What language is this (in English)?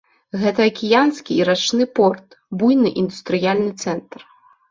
Belarusian